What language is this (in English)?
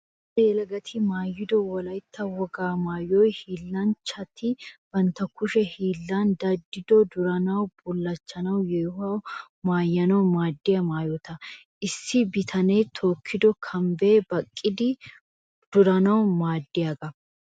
Wolaytta